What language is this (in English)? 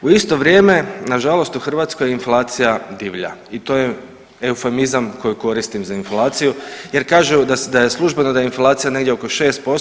Croatian